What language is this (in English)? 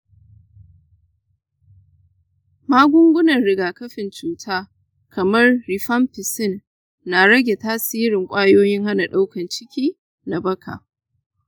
Hausa